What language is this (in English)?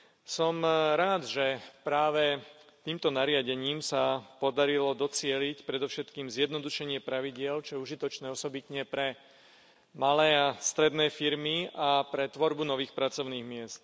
Slovak